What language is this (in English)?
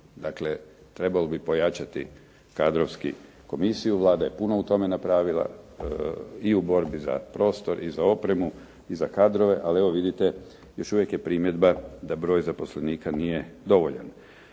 Croatian